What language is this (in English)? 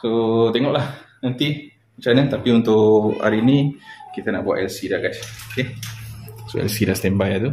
Malay